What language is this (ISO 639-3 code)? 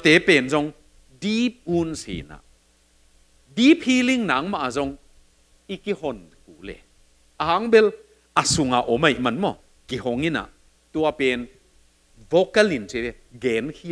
tha